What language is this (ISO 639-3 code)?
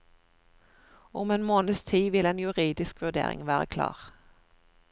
nor